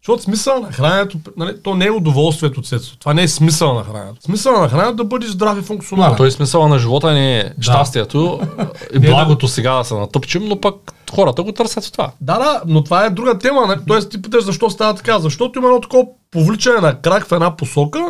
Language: Bulgarian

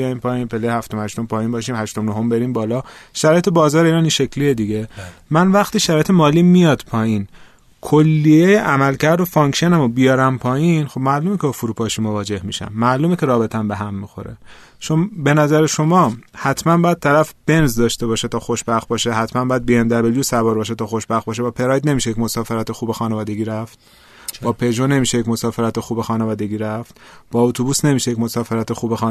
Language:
Persian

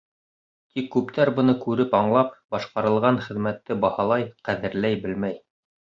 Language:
Bashkir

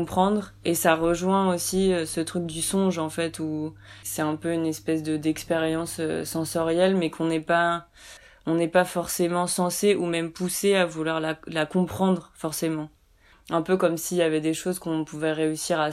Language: French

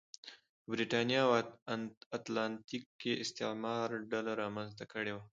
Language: Pashto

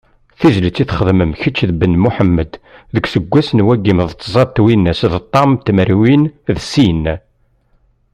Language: Kabyle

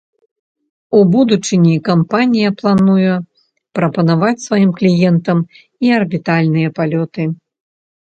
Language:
Belarusian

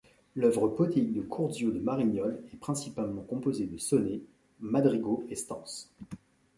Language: French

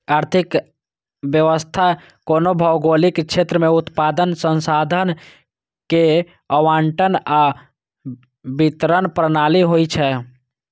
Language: Maithili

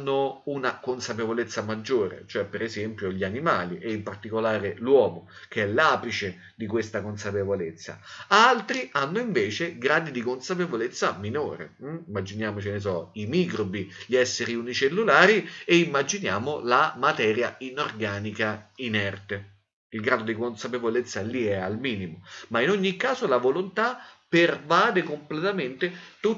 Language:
Italian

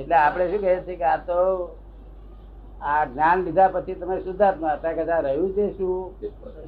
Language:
Gujarati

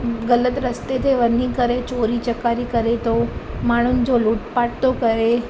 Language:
Sindhi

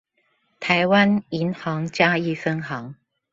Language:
Chinese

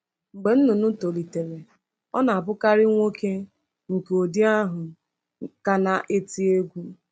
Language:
Igbo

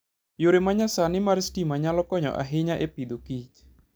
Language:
Luo (Kenya and Tanzania)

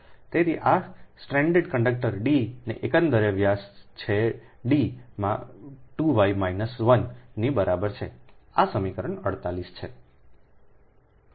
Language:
Gujarati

